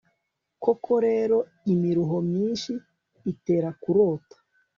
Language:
Kinyarwanda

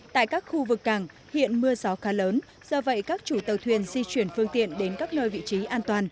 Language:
Vietnamese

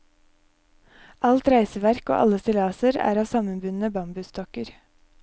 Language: Norwegian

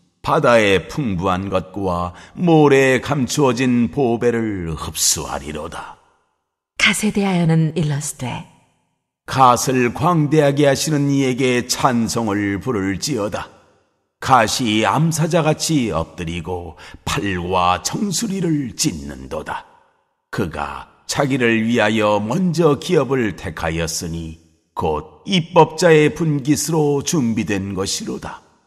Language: Korean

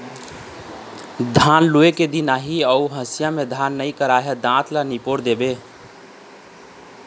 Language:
Chhattisgarhi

